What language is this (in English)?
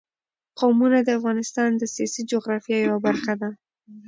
Pashto